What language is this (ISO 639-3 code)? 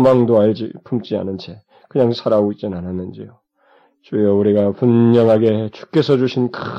kor